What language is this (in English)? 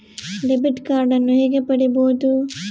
Kannada